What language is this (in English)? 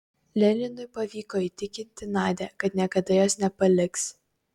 Lithuanian